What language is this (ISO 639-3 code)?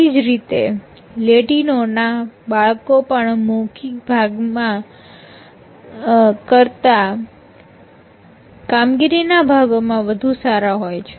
guj